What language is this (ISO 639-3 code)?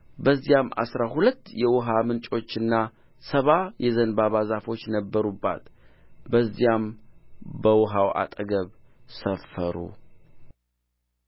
amh